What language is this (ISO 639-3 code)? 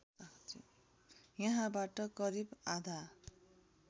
nep